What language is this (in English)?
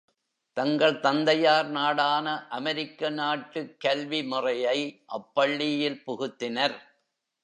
Tamil